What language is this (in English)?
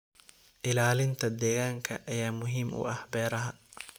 Somali